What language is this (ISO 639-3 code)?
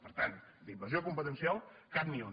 cat